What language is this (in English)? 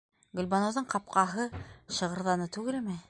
Bashkir